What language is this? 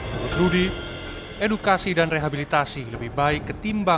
Indonesian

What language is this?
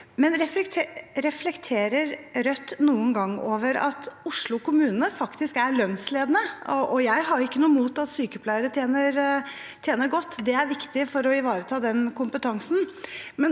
Norwegian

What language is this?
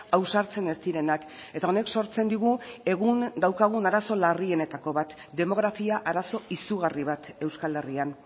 Basque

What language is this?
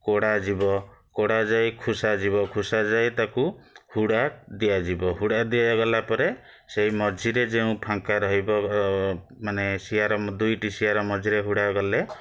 Odia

